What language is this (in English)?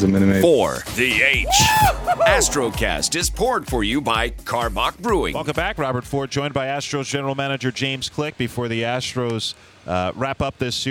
English